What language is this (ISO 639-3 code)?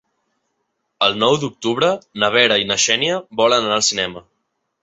cat